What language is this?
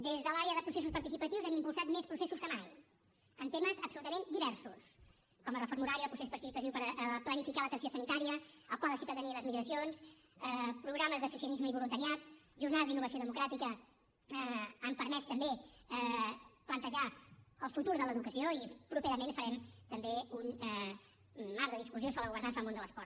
Catalan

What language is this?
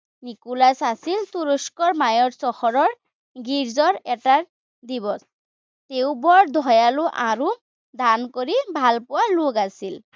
Assamese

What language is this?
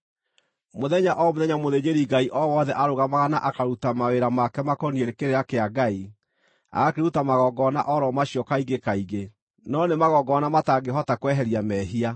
Kikuyu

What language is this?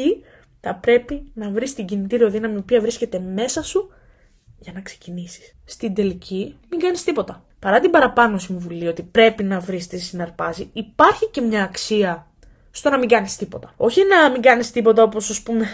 Greek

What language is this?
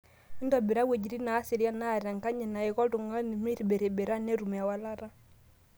Masai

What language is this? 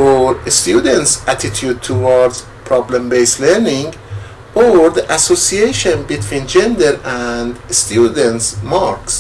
English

